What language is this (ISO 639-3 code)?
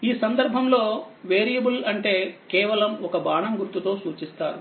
tel